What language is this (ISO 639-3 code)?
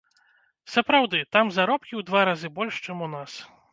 bel